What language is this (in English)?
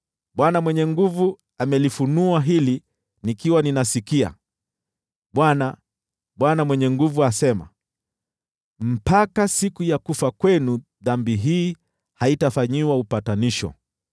Swahili